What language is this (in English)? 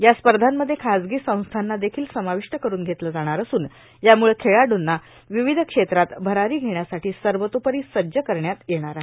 Marathi